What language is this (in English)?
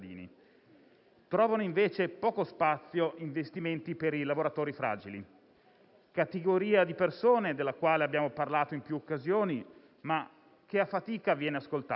Italian